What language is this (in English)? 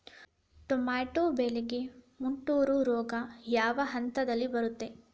Kannada